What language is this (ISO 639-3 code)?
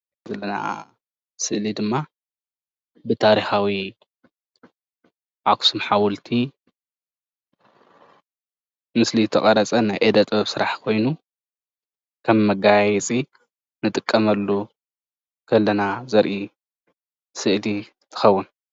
tir